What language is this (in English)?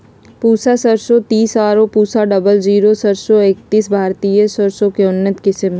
Magahi